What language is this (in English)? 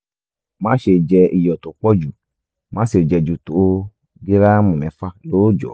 Yoruba